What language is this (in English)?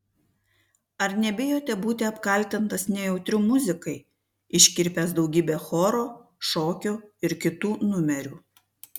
Lithuanian